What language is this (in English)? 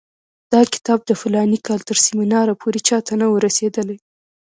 Pashto